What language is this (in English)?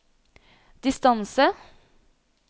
Norwegian